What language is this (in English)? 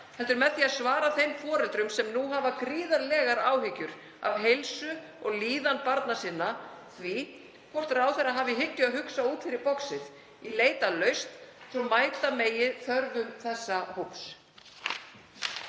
Icelandic